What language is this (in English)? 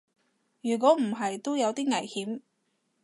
Cantonese